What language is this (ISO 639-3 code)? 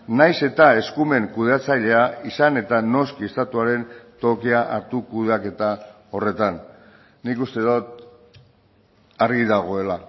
eus